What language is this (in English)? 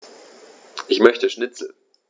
German